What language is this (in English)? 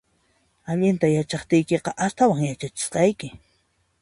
Puno Quechua